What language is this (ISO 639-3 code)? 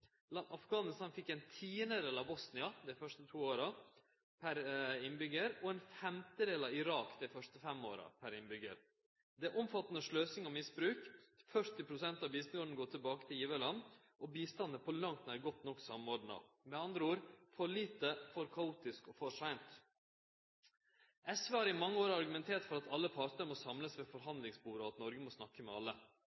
nno